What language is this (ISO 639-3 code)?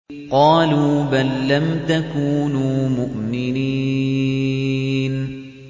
ara